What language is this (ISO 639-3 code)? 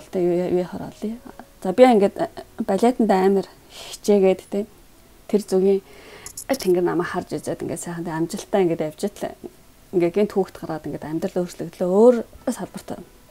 kor